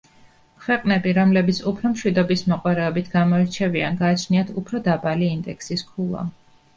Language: Georgian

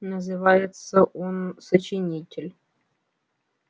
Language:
Russian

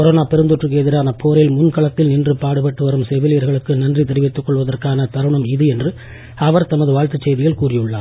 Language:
Tamil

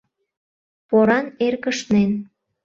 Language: Mari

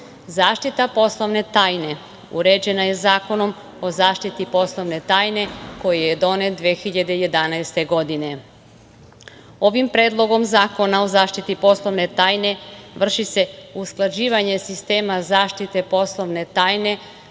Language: Serbian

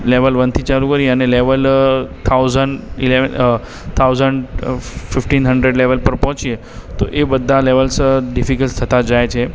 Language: Gujarati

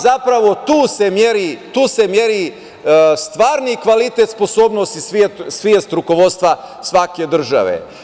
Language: Serbian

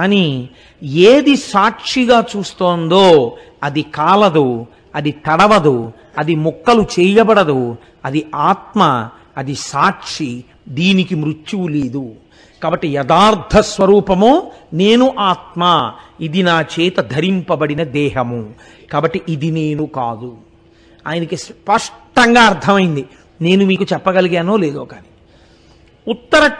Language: Telugu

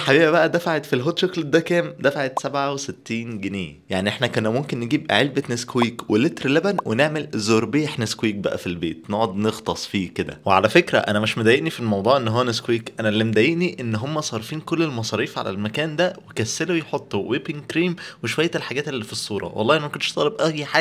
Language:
Arabic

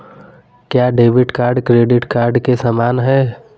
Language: Hindi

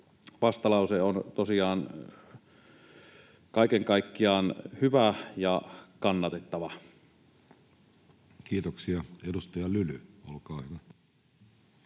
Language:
Finnish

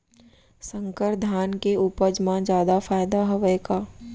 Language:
Chhattisgarhi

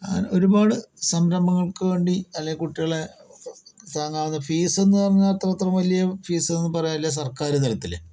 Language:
Malayalam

